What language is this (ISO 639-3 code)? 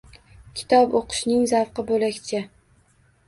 uzb